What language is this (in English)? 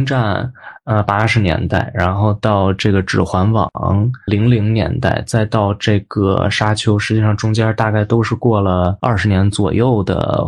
Chinese